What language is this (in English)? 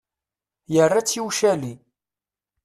Kabyle